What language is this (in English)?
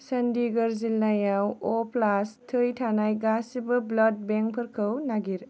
Bodo